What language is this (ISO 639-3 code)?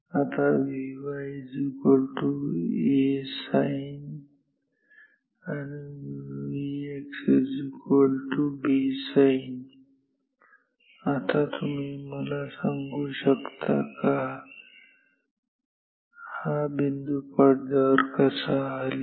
mar